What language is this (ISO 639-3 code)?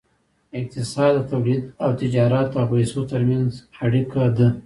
pus